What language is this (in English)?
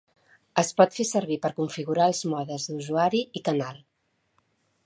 Catalan